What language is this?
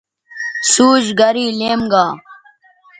Bateri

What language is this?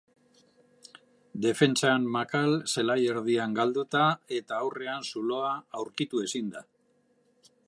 Basque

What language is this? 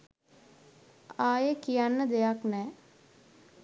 Sinhala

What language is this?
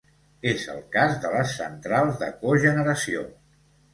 Catalan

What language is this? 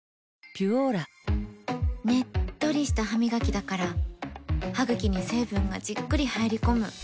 Japanese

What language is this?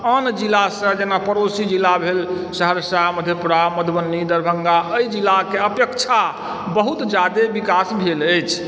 Maithili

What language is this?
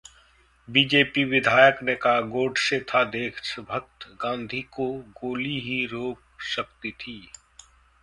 Hindi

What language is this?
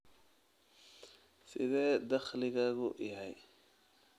Somali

